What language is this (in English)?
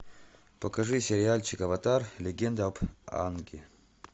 Russian